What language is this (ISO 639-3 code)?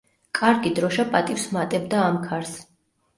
kat